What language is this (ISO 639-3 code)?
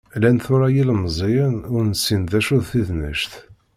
kab